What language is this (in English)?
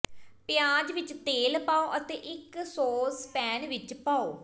Punjabi